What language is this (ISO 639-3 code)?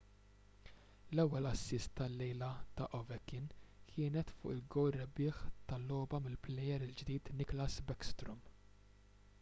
mlt